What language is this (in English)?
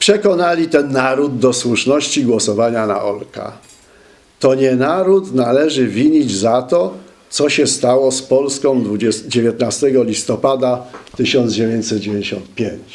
Polish